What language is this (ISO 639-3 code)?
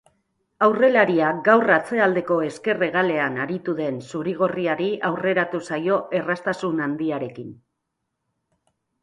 eus